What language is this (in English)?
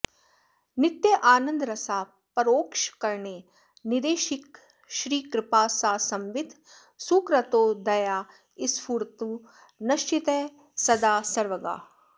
Sanskrit